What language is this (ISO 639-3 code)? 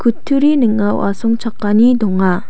grt